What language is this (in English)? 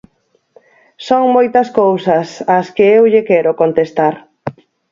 Galician